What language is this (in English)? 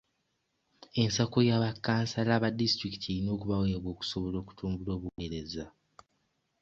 Ganda